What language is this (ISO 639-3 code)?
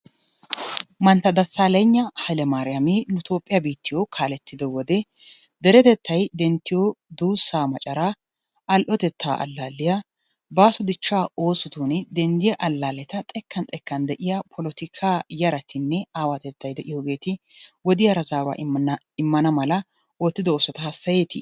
wal